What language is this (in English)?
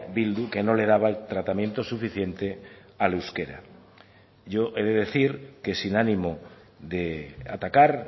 Spanish